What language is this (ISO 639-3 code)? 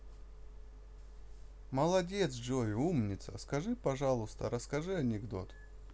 rus